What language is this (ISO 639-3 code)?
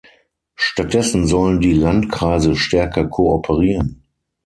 deu